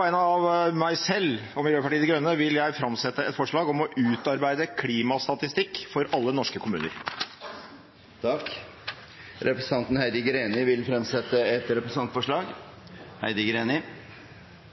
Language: Norwegian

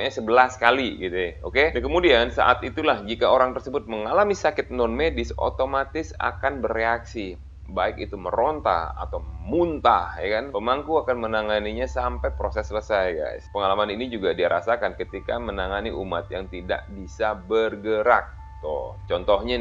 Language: Indonesian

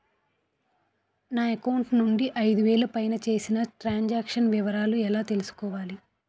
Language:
Telugu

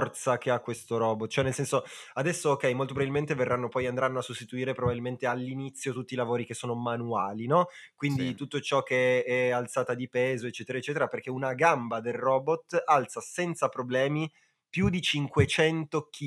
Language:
Italian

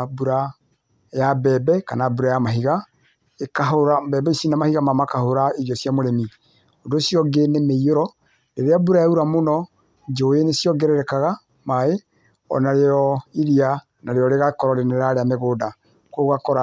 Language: Kikuyu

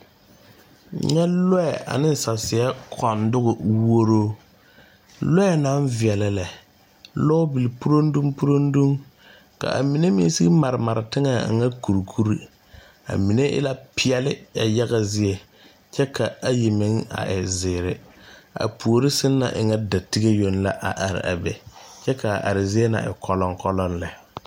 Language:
Southern Dagaare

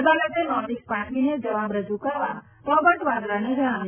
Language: Gujarati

